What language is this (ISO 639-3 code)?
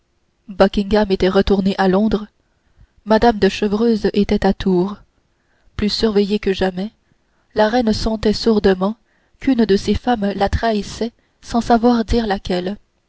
fra